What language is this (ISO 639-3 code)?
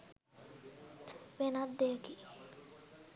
sin